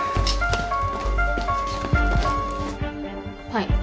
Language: Japanese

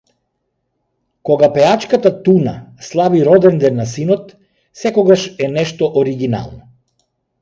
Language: Macedonian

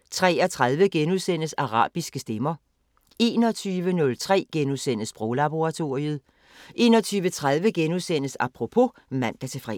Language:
Danish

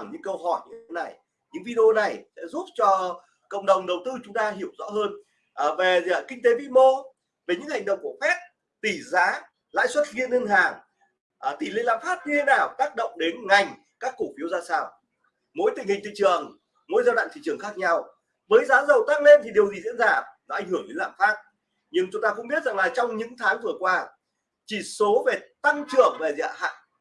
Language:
Vietnamese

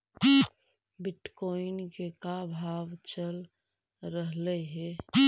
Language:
Magahi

